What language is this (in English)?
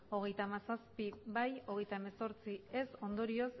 Basque